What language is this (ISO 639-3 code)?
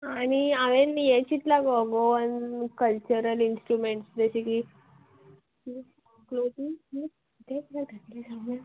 kok